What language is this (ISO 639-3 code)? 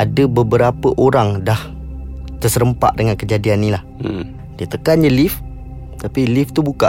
msa